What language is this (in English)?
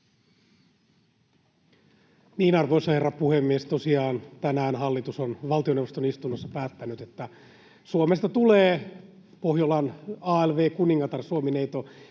Finnish